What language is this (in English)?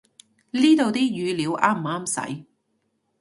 Cantonese